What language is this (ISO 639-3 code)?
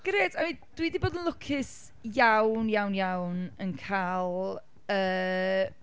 cym